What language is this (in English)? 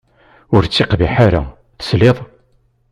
Kabyle